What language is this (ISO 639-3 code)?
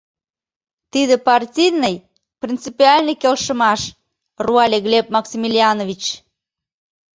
chm